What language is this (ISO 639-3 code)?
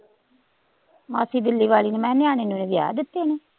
pan